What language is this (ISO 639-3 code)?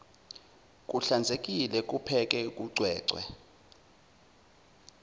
zul